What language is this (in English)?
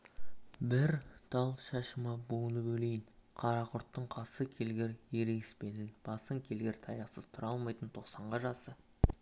Kazakh